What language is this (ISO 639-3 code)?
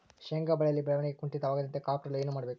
kan